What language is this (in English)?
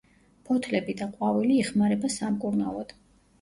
Georgian